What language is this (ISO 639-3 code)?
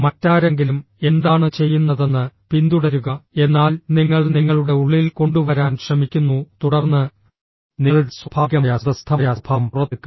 mal